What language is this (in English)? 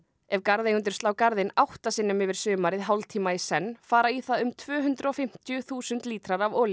Icelandic